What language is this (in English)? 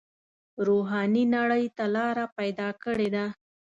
Pashto